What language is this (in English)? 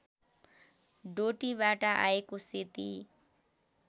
Nepali